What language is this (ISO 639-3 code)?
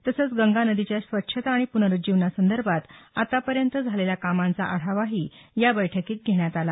mar